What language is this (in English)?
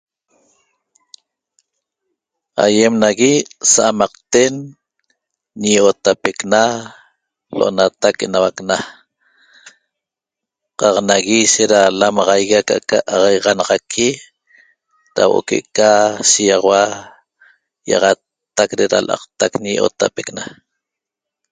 Toba